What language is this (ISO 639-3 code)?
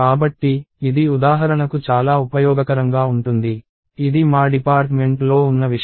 tel